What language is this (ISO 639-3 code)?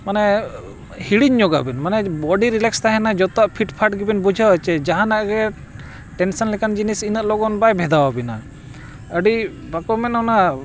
sat